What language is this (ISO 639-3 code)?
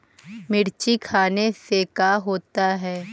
mag